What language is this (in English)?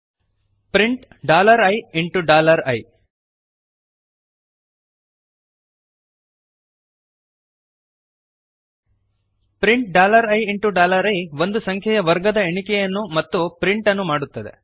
Kannada